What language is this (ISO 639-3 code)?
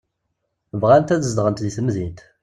kab